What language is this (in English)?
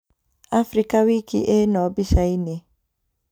Kikuyu